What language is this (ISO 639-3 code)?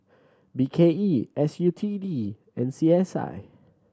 eng